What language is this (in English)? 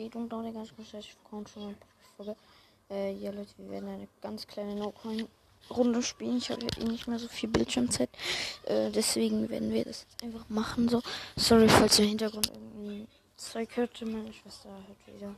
German